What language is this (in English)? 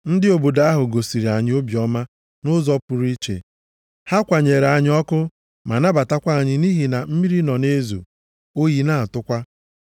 Igbo